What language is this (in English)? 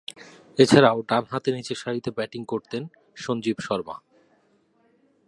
Bangla